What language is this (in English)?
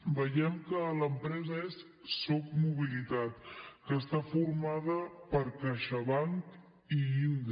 Catalan